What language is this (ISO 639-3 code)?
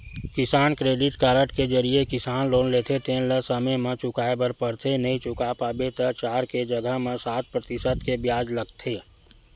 hne